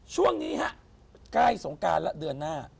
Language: Thai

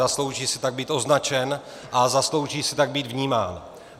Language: Czech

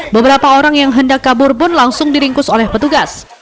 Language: Indonesian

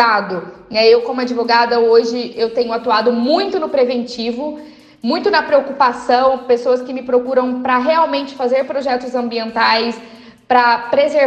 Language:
Portuguese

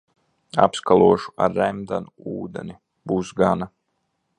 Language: Latvian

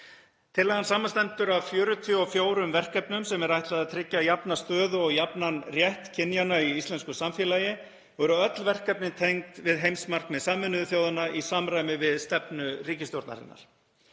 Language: Icelandic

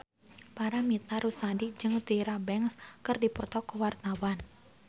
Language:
Sundanese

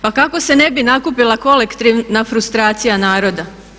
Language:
Croatian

